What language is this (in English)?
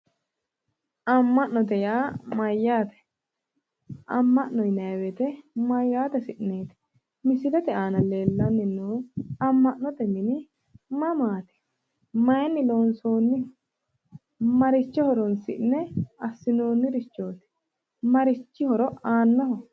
Sidamo